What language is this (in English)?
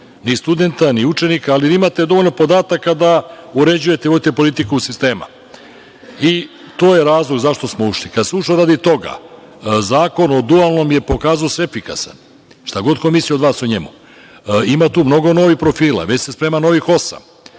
Serbian